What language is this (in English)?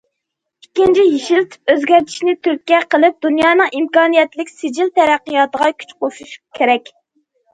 Uyghur